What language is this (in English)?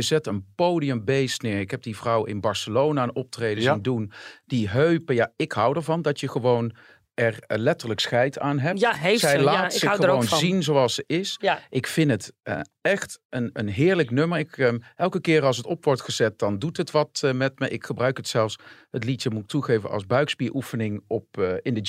Dutch